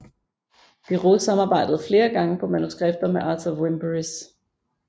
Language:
Danish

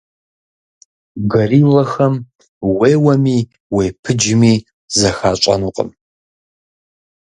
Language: Kabardian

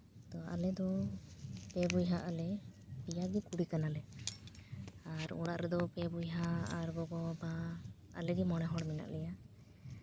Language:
Santali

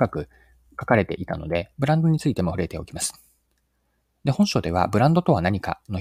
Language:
Japanese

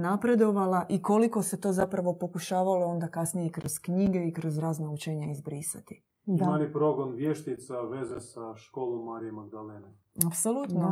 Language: Croatian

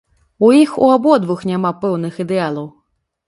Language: Belarusian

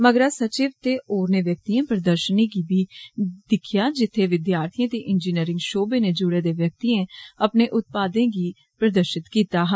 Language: Dogri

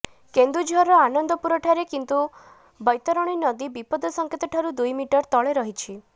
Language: Odia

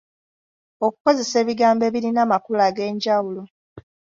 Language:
Ganda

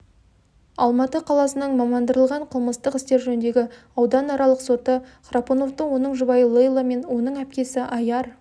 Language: Kazakh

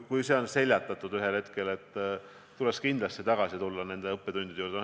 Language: Estonian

